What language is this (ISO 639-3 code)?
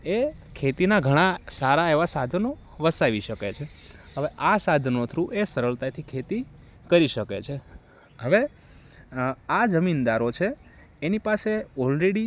guj